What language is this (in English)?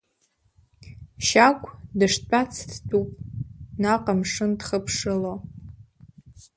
Abkhazian